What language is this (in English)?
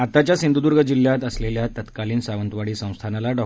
Marathi